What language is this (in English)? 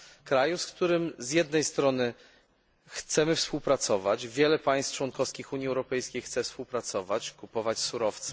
Polish